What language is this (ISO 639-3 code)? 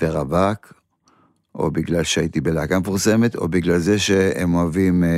heb